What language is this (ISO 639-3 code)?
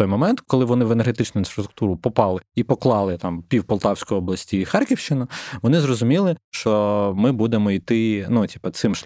ukr